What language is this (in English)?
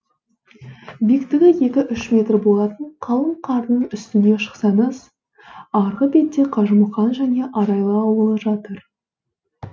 Kazakh